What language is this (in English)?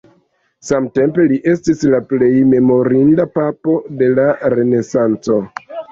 Esperanto